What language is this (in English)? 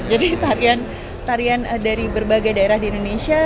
Indonesian